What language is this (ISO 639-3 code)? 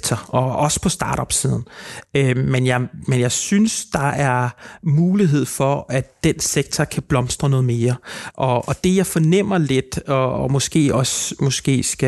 dan